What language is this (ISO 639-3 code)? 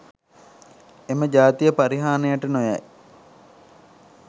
sin